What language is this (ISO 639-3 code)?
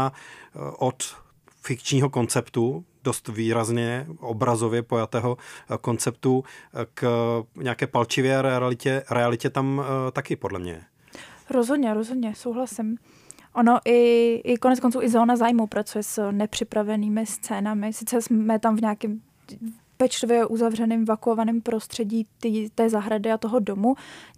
ces